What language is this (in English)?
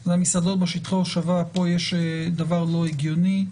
Hebrew